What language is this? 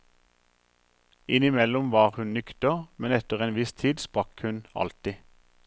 Norwegian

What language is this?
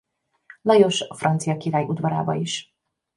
Hungarian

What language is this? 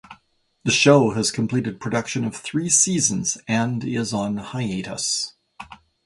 English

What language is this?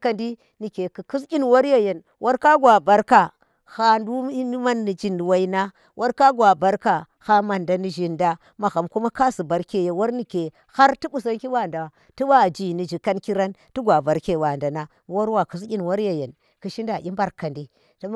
Tera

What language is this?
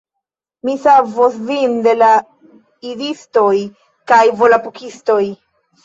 Esperanto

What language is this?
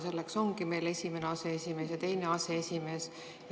Estonian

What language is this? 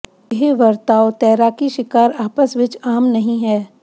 Punjabi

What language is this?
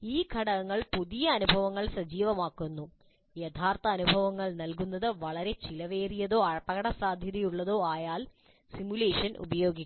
Malayalam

